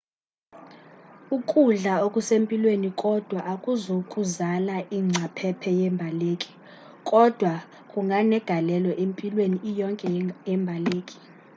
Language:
Xhosa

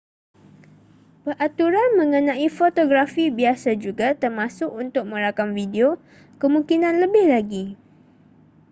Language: Malay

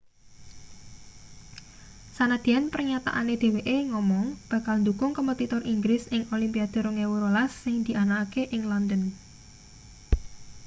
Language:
Javanese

